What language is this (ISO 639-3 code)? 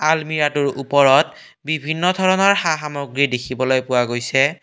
asm